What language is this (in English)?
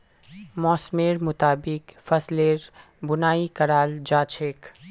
Magahi